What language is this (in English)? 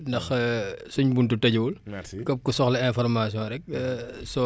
Wolof